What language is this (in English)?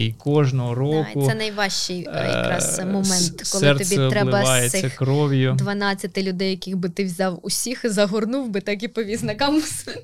Ukrainian